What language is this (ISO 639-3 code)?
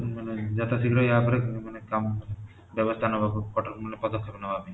ori